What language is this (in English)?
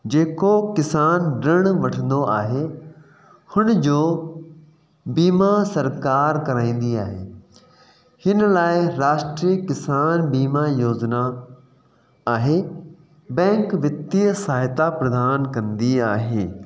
Sindhi